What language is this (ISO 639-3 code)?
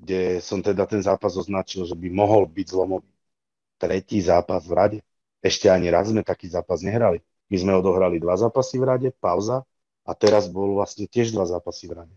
slk